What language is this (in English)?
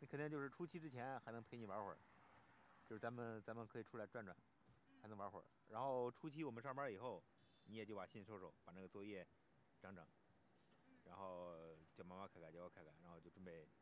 Chinese